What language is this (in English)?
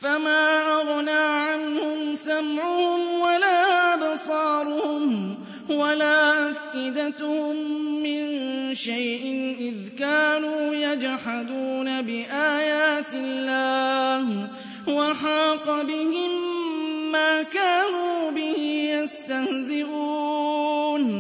Arabic